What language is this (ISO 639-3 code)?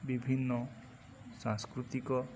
ori